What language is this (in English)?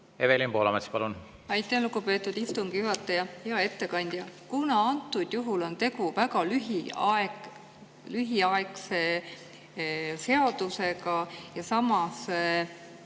Estonian